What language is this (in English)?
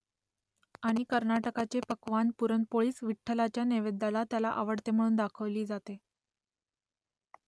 Marathi